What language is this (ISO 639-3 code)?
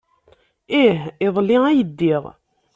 kab